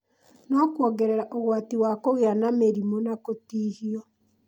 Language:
Kikuyu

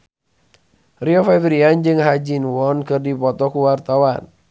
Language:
Sundanese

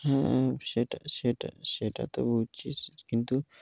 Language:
Bangla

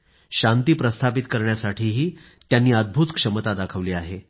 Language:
Marathi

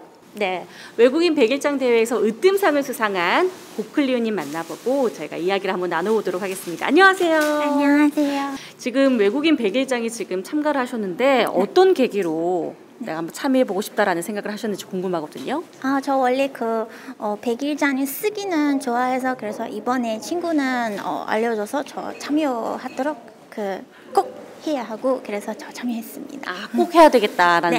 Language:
Korean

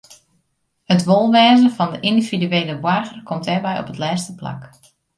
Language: Western Frisian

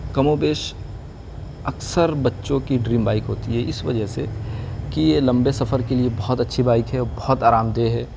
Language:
Urdu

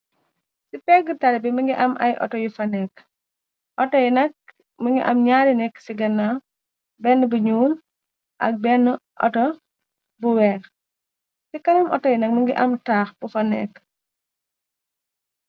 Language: Wolof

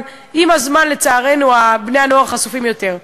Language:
Hebrew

